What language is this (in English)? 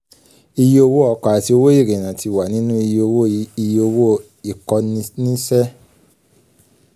Yoruba